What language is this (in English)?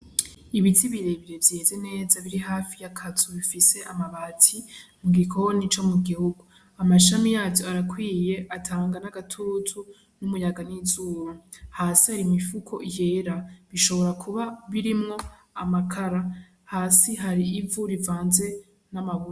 Rundi